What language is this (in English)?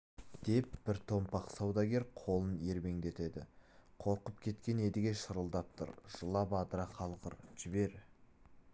Kazakh